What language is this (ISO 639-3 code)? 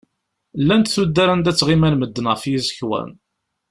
kab